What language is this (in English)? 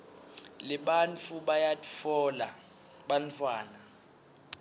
Swati